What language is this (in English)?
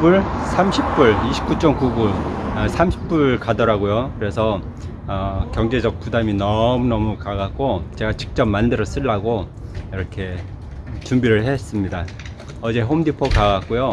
Korean